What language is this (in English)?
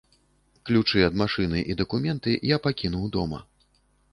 Belarusian